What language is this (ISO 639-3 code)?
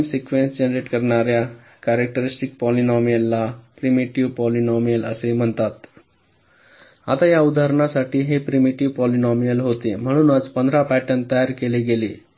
mar